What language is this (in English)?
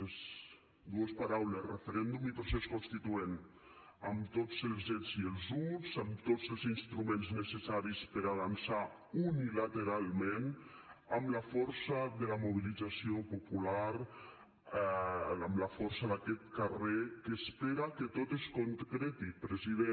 Catalan